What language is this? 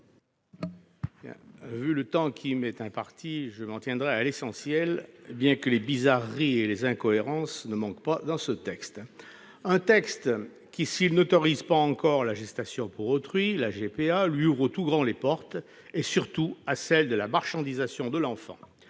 French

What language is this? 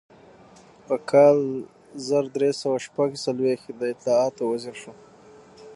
Pashto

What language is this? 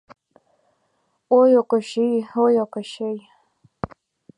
Mari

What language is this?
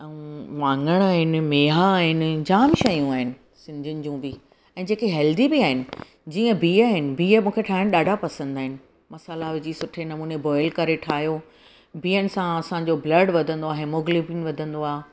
Sindhi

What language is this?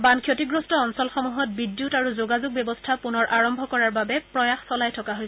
Assamese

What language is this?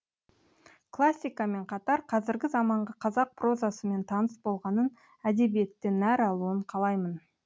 Kazakh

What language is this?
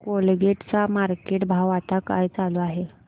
Marathi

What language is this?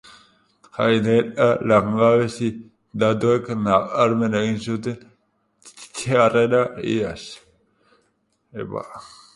Basque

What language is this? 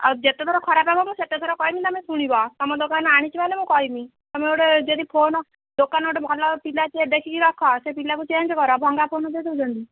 Odia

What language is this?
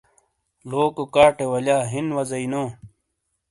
Shina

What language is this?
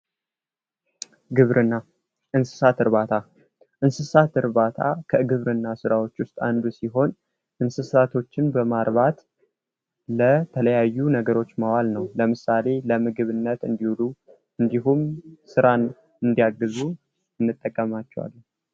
Amharic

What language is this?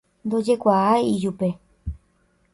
Guarani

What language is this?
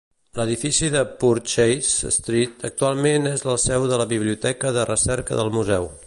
Catalan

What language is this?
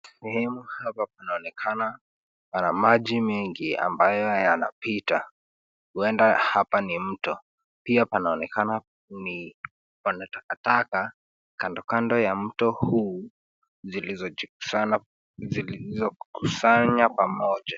Swahili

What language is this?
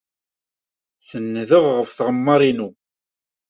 Kabyle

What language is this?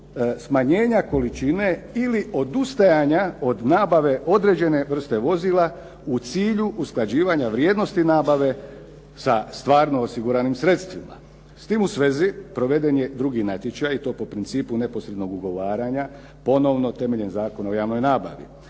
Croatian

